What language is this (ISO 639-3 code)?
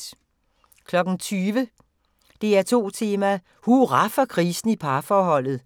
dan